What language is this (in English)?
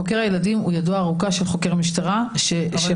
Hebrew